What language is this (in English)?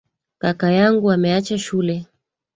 Swahili